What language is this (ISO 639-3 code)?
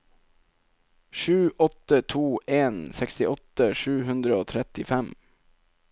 nor